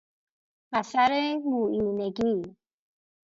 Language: Persian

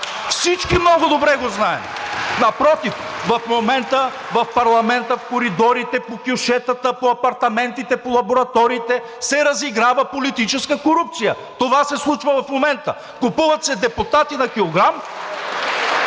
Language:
Bulgarian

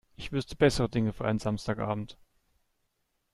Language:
German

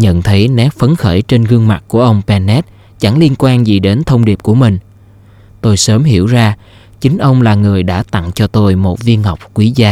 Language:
Vietnamese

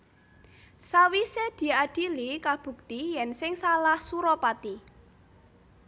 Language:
Javanese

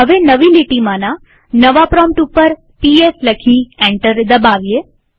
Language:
Gujarati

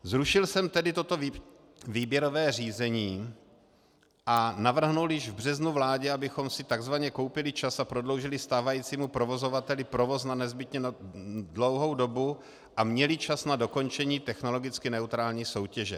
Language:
Czech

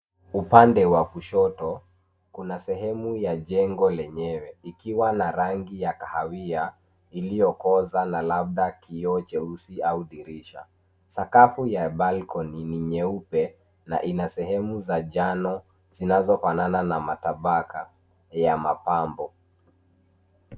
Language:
Swahili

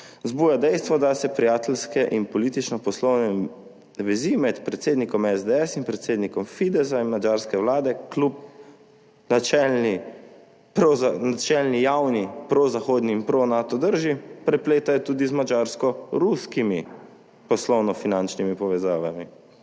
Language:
Slovenian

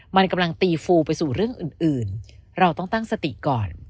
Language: Thai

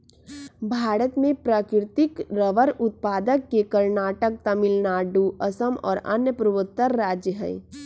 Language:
Magahi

